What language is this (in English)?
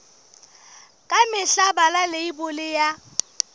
Southern Sotho